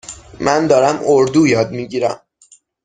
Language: Persian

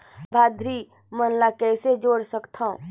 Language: Chhattisgarhi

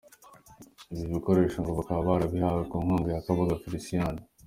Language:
Kinyarwanda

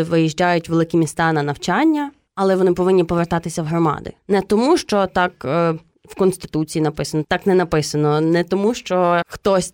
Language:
Ukrainian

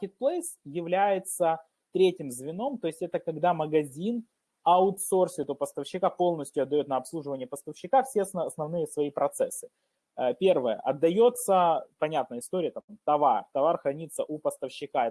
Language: Russian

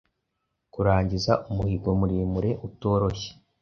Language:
Kinyarwanda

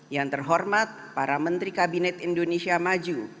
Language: Indonesian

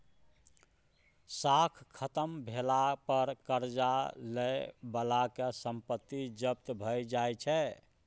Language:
Maithili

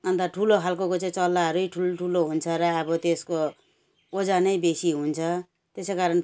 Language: Nepali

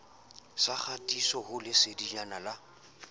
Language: Southern Sotho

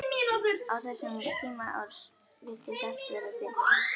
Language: Icelandic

